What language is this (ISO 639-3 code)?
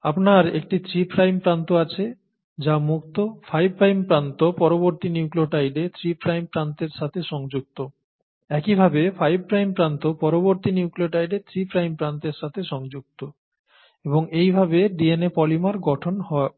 ben